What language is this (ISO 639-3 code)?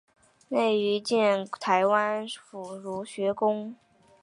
zho